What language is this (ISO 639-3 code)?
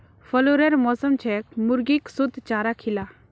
mag